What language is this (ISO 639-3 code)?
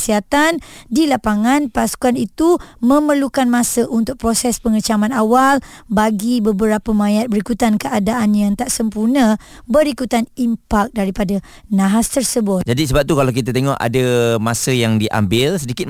msa